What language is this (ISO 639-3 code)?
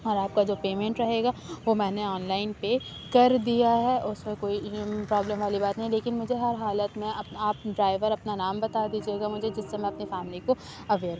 urd